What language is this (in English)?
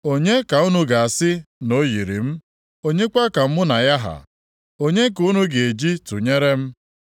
Igbo